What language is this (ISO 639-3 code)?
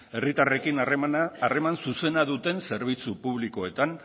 eus